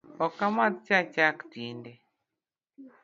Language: Luo (Kenya and Tanzania)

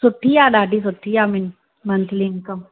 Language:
Sindhi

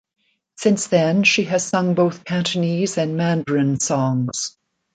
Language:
English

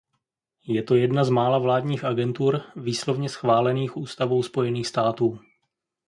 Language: Czech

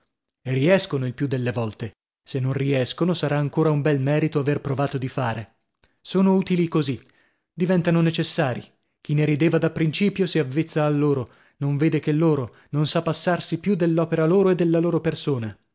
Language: Italian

